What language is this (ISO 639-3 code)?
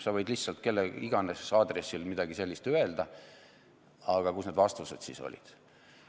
est